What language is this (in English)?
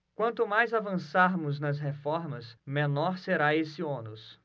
Portuguese